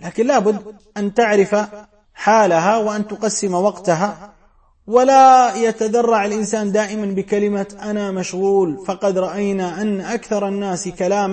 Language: Arabic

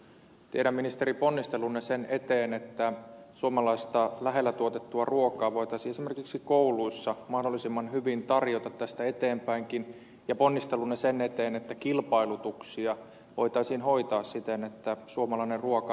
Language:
Finnish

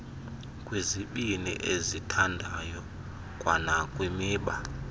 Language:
Xhosa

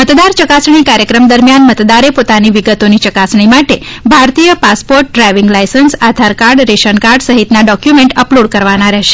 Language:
Gujarati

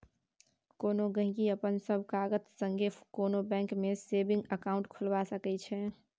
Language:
Maithili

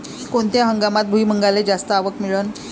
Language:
Marathi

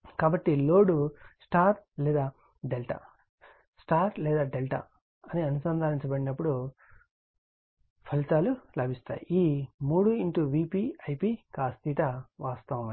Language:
Telugu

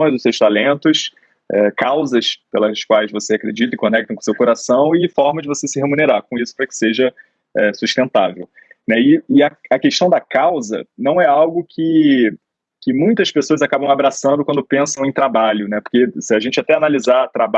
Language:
Portuguese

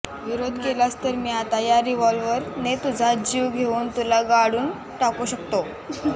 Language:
Marathi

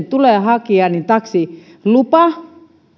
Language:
Finnish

